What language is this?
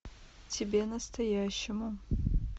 Russian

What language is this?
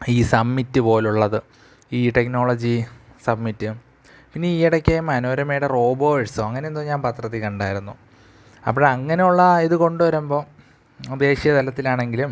Malayalam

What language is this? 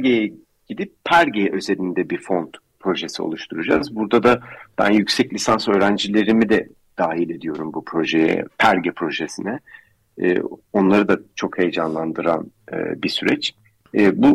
Turkish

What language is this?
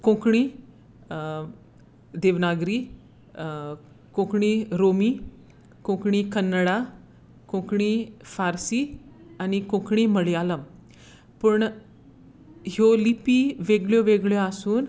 Konkani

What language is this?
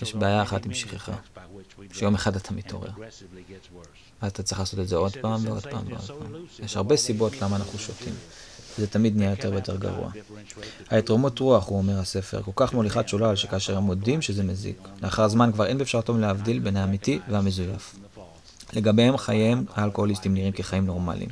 Hebrew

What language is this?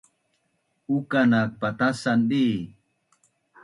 Bunun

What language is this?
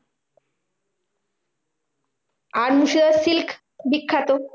Bangla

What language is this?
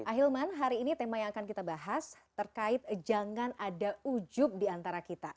Indonesian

